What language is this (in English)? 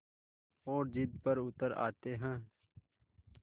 Hindi